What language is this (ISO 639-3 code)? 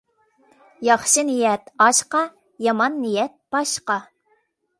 uig